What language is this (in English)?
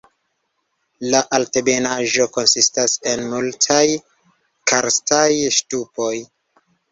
Esperanto